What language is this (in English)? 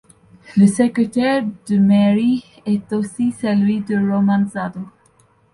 French